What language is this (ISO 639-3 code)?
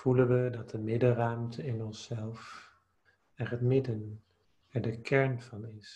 nld